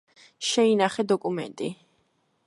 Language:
Georgian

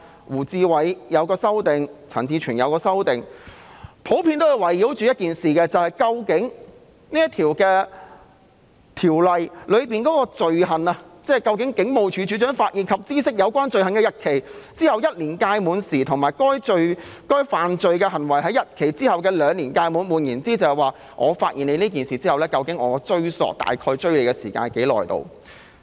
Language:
Cantonese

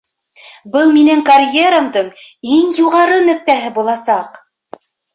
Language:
Bashkir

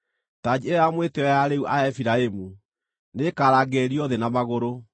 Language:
Kikuyu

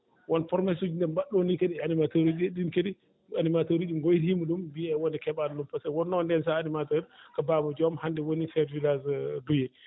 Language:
Fula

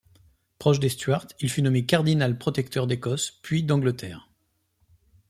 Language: French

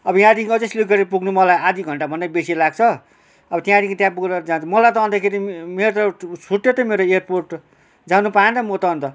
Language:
Nepali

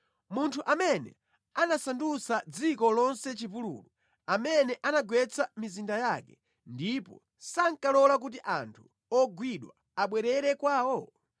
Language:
Nyanja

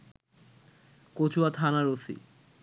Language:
Bangla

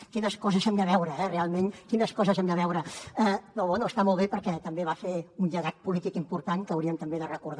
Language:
Catalan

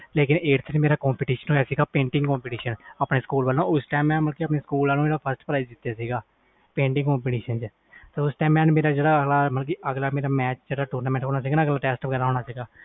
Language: Punjabi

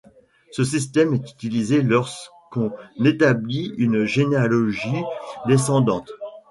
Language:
French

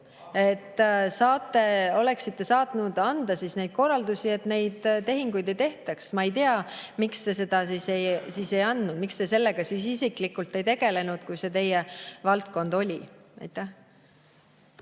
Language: Estonian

